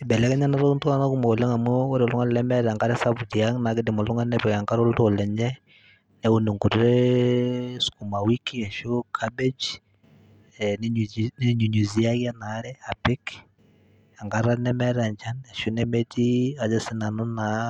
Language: Masai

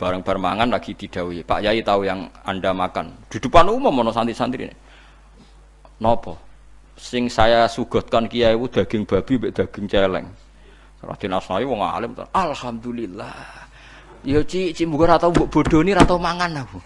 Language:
Indonesian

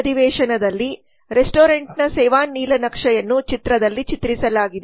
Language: Kannada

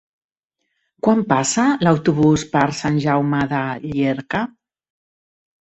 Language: Catalan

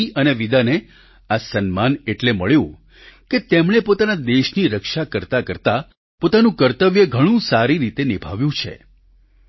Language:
Gujarati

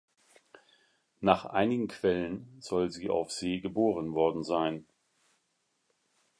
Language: German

